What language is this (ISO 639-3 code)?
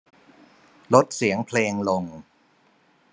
tha